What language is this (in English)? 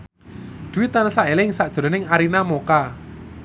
Javanese